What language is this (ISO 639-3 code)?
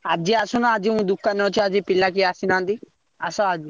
ori